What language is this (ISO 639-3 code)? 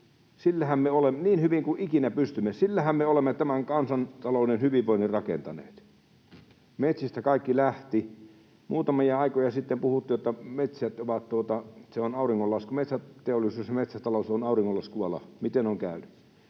fin